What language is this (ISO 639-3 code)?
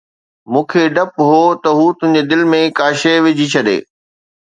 snd